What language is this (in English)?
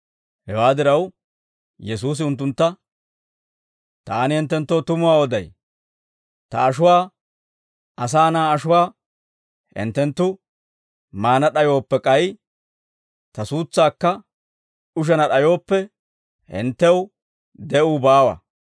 Dawro